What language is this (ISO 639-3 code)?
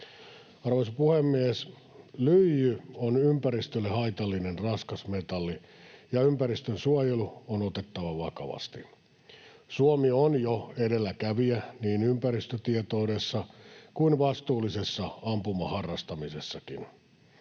fin